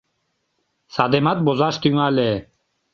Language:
Mari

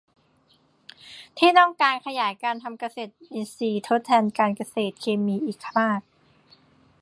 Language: Thai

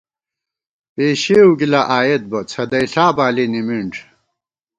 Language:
Gawar-Bati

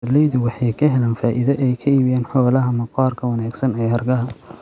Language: Somali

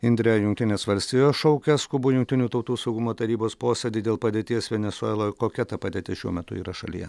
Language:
Lithuanian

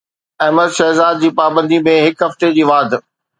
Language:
Sindhi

